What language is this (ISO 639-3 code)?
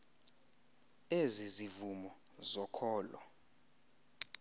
xho